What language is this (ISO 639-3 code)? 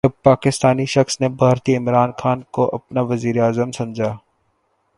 urd